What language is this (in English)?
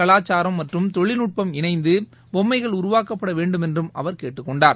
Tamil